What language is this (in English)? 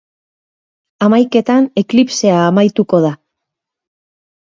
Basque